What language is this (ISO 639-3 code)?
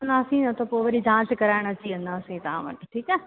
snd